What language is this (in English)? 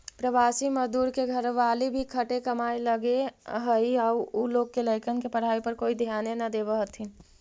Magahi